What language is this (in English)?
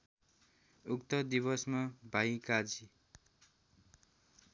Nepali